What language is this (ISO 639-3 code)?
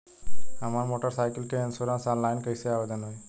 bho